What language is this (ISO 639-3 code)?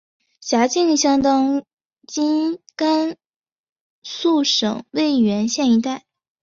zho